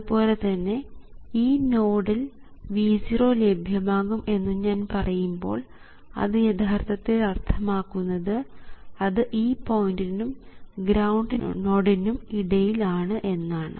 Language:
Malayalam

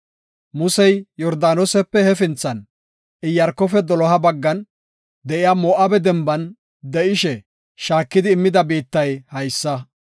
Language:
Gofa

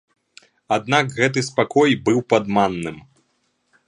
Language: Belarusian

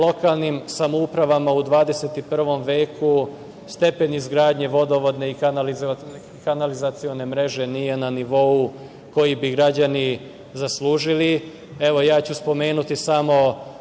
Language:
Serbian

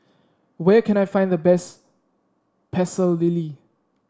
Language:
English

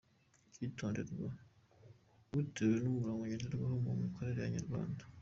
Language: Kinyarwanda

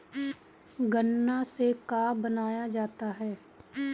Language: Bhojpuri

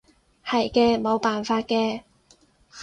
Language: Cantonese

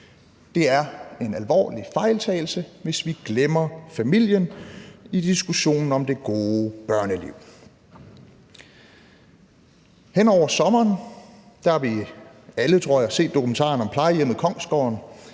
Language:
Danish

